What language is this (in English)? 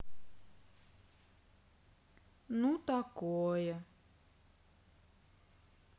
Russian